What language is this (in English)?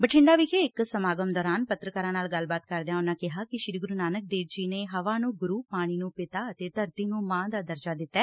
Punjabi